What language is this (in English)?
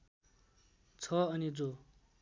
Nepali